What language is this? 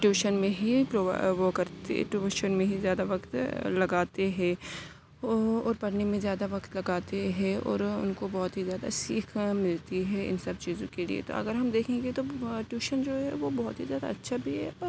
Urdu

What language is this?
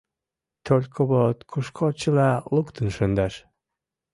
Mari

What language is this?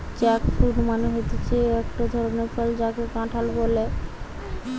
Bangla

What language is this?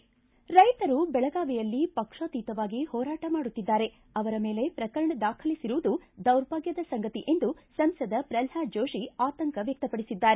Kannada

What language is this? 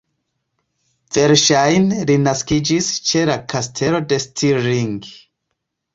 Esperanto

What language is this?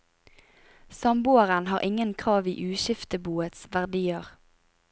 Norwegian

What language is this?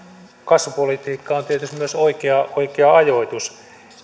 Finnish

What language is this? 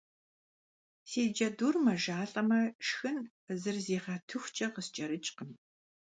Kabardian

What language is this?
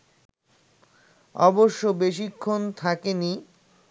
Bangla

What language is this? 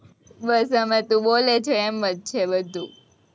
Gujarati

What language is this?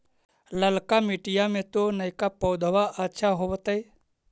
Magahi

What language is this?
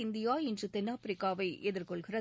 Tamil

